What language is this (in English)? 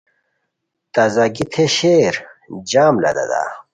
Khowar